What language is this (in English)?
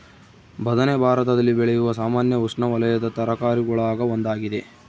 Kannada